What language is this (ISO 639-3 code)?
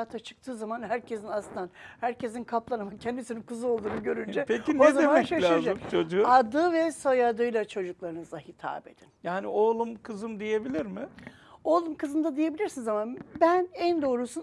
tur